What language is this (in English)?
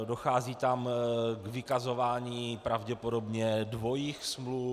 Czech